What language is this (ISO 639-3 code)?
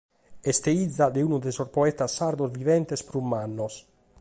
srd